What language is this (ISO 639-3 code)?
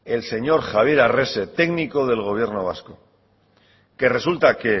spa